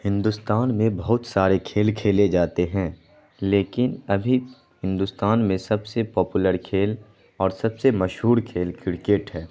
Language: Urdu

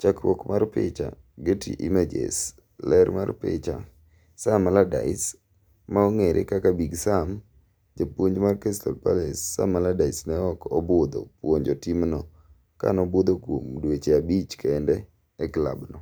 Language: Luo (Kenya and Tanzania)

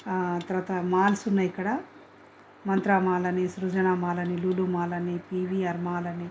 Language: Telugu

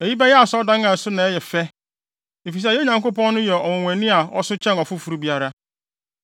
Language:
Akan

